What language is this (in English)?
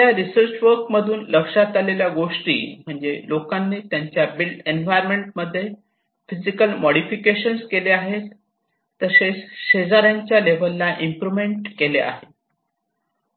Marathi